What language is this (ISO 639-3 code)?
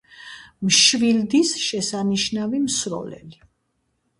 kat